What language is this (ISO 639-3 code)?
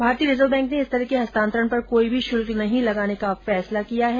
hin